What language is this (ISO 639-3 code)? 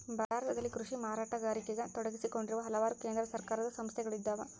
kan